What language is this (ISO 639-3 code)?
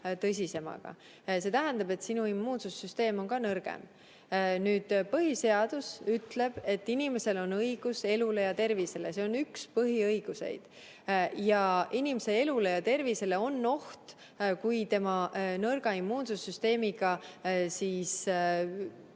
est